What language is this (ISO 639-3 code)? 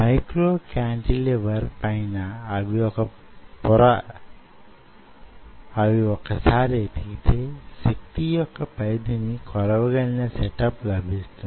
tel